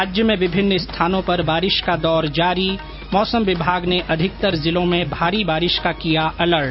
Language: Hindi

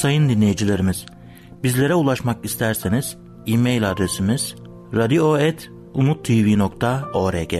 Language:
Turkish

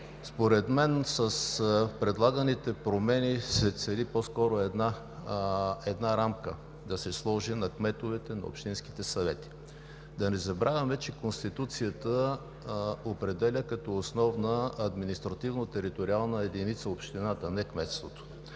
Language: Bulgarian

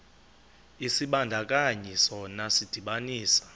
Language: Xhosa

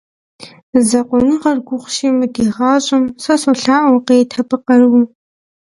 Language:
Kabardian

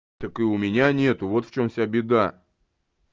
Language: Russian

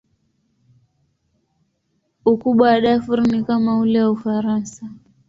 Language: Swahili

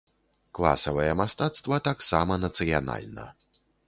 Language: Belarusian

